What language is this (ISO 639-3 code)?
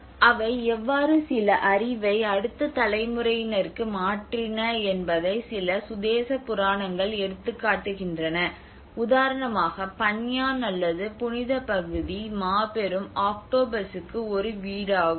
tam